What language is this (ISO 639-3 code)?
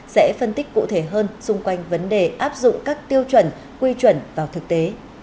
vie